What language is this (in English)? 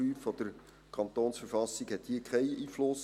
Swiss German